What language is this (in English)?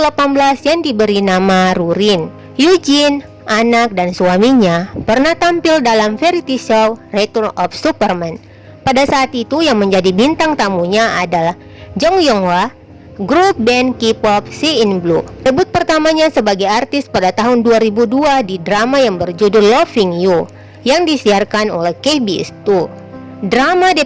Indonesian